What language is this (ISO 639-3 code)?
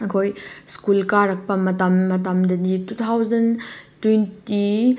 mni